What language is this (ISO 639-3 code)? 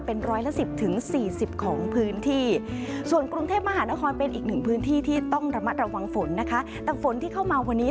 tha